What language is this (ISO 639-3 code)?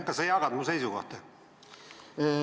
est